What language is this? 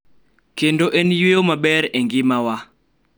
Luo (Kenya and Tanzania)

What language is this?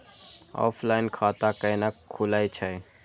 Maithili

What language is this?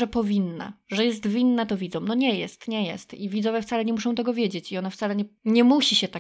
Polish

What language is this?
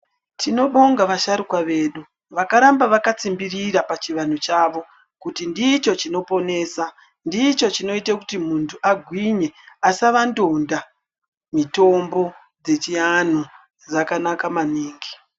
Ndau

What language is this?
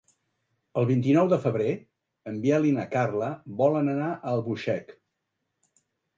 Catalan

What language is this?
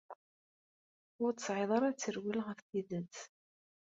Kabyle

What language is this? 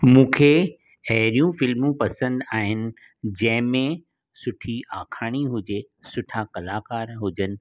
Sindhi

